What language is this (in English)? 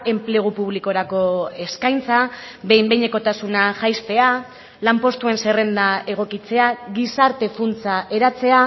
Basque